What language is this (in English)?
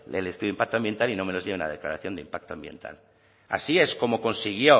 Spanish